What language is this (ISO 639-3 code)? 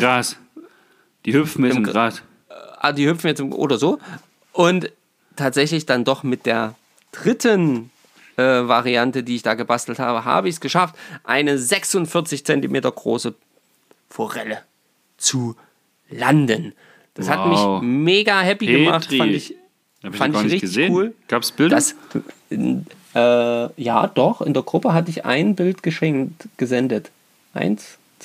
deu